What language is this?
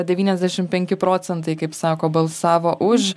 Lithuanian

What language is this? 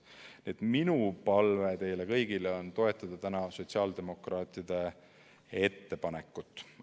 Estonian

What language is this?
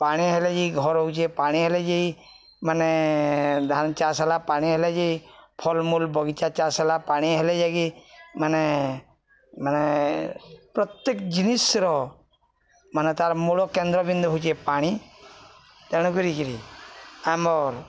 Odia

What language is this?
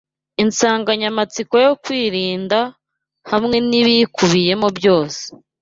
Kinyarwanda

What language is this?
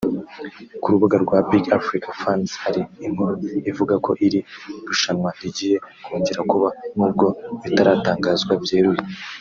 Kinyarwanda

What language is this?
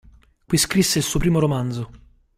Italian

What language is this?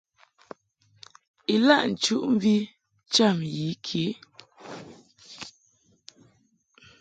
Mungaka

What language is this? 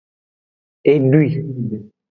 Aja (Benin)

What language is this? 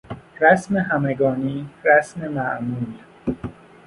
Persian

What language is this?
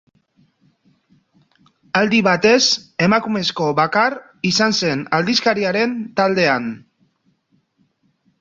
Basque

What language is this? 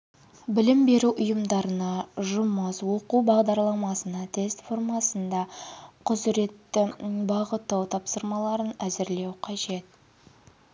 Kazakh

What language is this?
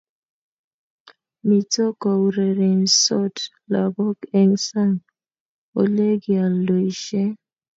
Kalenjin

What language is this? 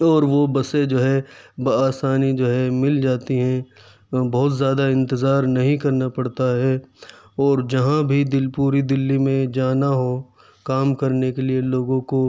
Urdu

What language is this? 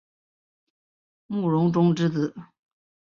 Chinese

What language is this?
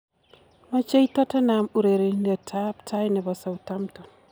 Kalenjin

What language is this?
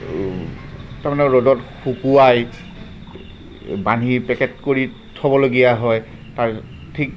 Assamese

